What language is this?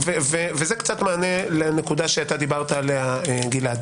Hebrew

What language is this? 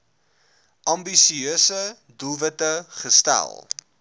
Afrikaans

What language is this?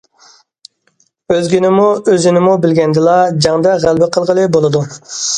Uyghur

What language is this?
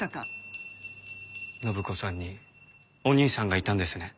Japanese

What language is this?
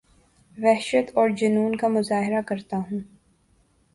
Urdu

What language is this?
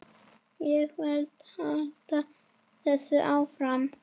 Icelandic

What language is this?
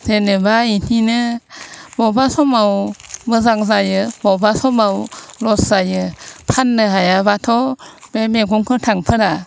Bodo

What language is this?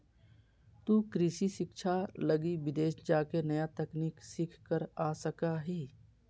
Magahi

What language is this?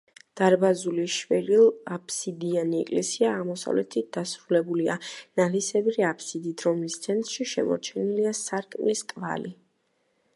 Georgian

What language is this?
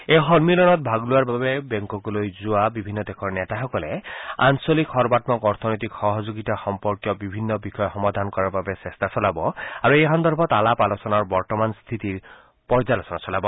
Assamese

